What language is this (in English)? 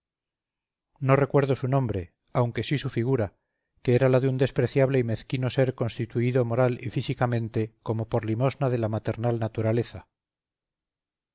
Spanish